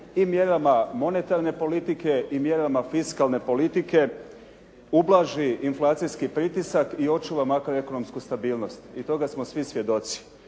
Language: Croatian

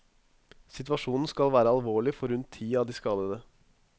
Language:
Norwegian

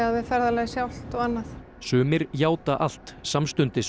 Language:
Icelandic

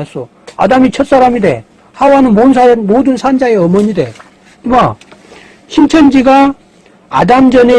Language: Korean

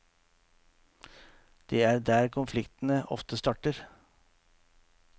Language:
Norwegian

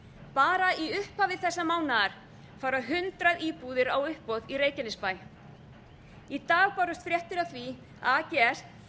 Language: Icelandic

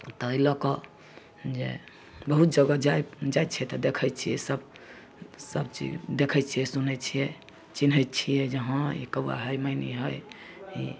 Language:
Maithili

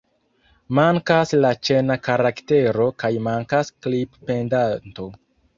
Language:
Esperanto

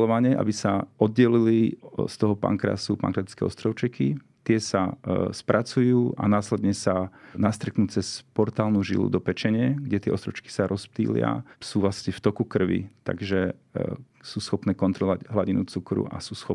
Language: Slovak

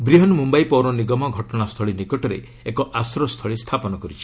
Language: Odia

